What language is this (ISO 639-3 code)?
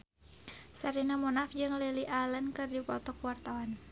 sun